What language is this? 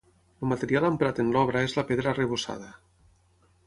Catalan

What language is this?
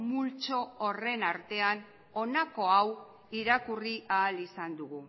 Basque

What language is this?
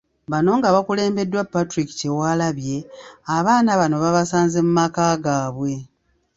Ganda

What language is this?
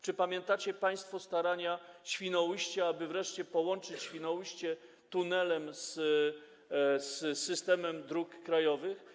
Polish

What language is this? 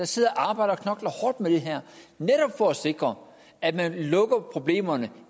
Danish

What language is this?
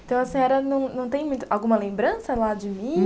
Portuguese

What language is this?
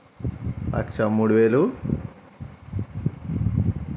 Telugu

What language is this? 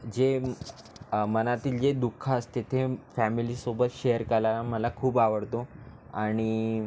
Marathi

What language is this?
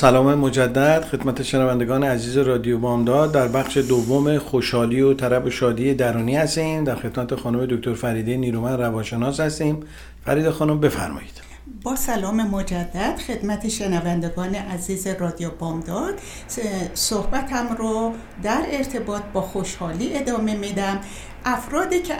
Persian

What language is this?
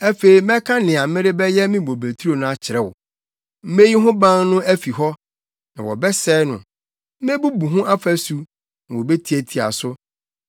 Akan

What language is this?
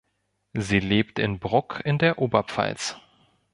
German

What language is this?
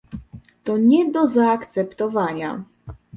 Polish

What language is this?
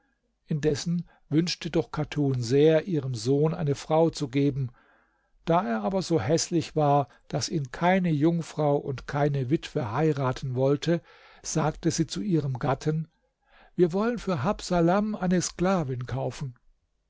German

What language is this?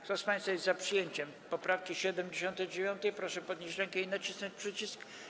Polish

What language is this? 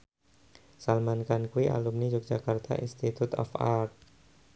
Javanese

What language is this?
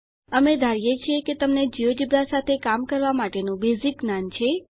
Gujarati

